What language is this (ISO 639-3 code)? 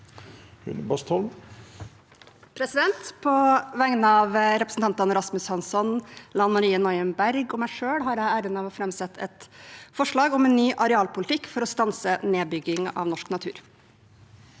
nor